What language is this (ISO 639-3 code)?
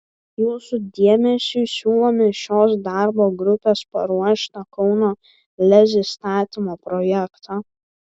lit